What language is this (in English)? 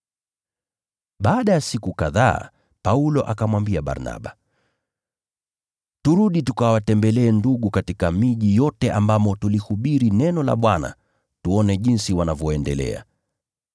Swahili